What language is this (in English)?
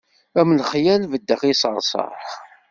Kabyle